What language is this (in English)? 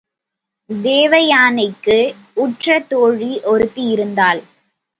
Tamil